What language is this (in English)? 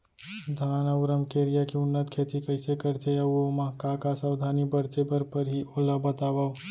Chhattisgarhi